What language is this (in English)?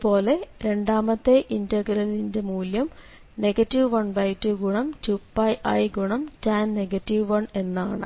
Malayalam